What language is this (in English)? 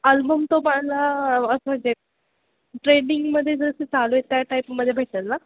Marathi